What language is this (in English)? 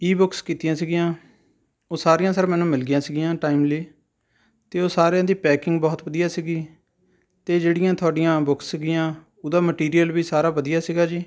Punjabi